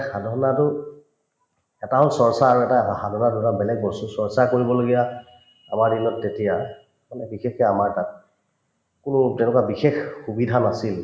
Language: Assamese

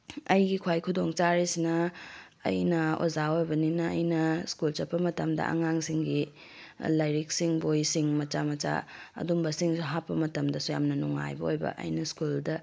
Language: Manipuri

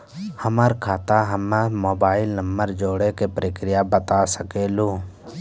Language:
Maithili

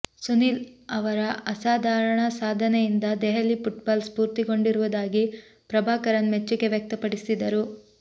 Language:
Kannada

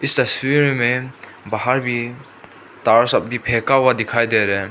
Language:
Hindi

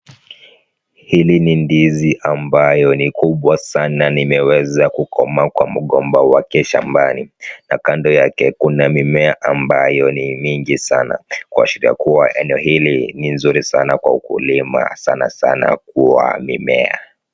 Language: Swahili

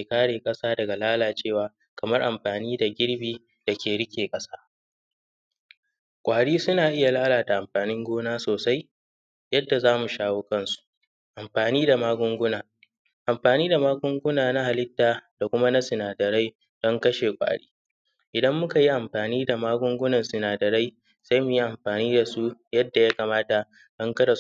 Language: Hausa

